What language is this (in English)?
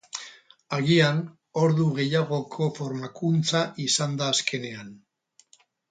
Basque